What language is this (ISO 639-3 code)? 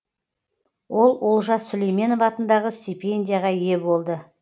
kaz